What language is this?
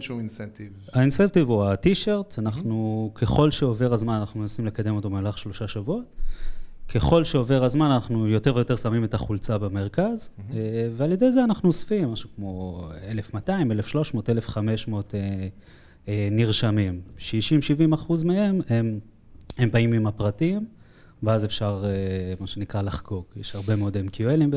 Hebrew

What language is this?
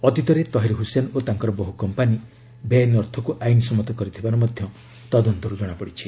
Odia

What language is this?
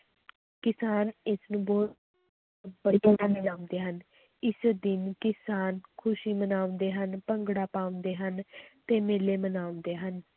Punjabi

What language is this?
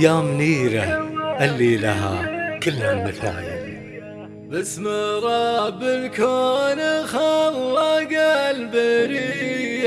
Arabic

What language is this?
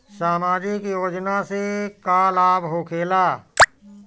Bhojpuri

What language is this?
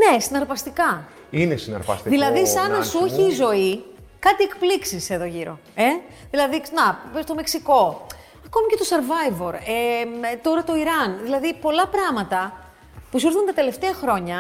Greek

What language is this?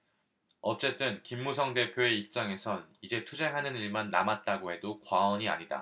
Korean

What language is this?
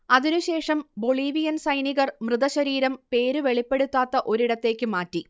Malayalam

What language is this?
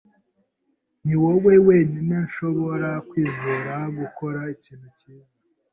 Kinyarwanda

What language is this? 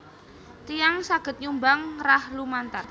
Javanese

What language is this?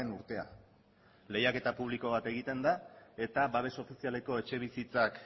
Basque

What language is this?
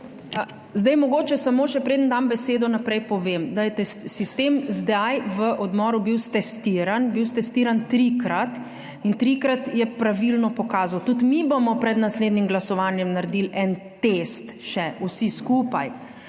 Slovenian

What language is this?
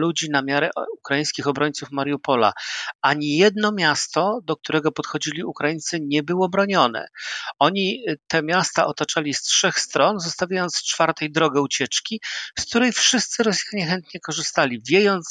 Polish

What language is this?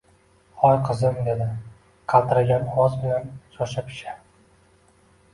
Uzbek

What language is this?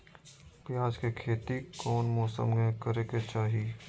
Magahi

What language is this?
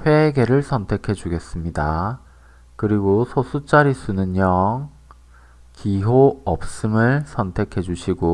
Korean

